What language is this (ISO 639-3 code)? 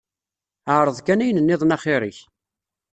kab